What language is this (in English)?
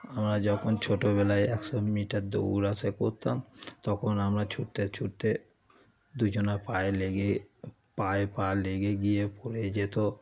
Bangla